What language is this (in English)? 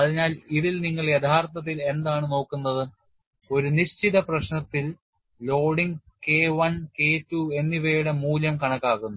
Malayalam